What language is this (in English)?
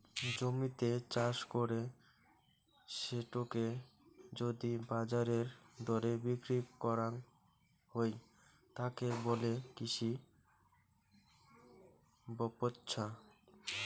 Bangla